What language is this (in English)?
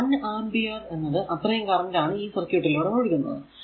Malayalam